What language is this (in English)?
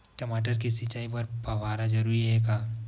Chhattisgarhi